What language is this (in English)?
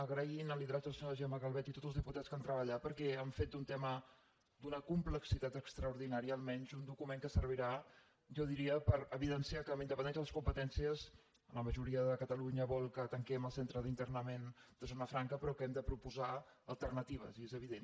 Catalan